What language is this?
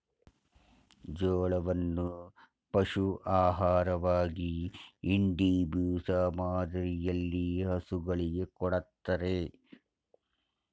Kannada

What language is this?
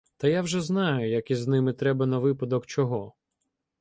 Ukrainian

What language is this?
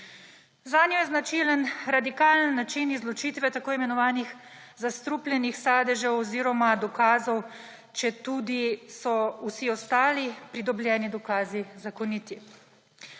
Slovenian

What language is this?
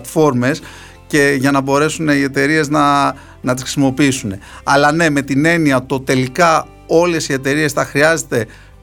Greek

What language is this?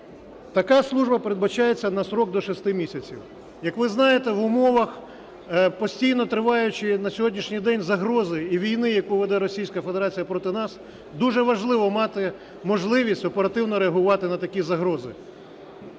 Ukrainian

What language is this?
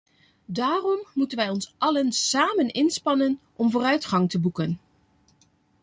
Dutch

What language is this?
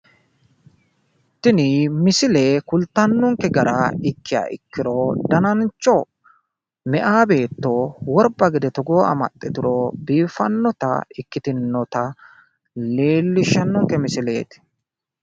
Sidamo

